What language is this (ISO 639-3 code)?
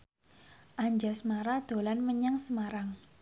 jav